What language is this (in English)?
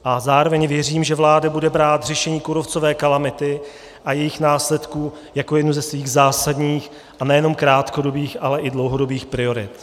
Czech